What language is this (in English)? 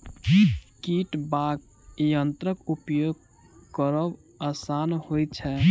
Maithili